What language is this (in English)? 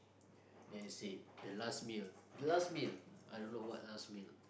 English